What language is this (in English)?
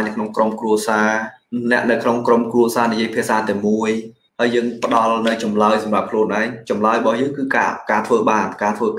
Vietnamese